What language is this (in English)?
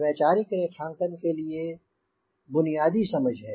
Hindi